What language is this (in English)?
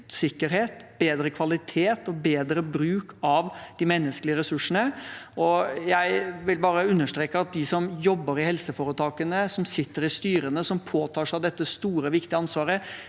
Norwegian